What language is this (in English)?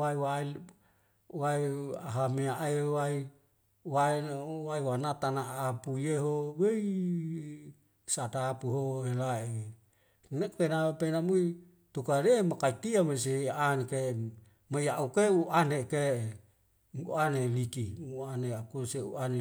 Wemale